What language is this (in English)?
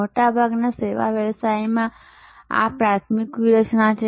Gujarati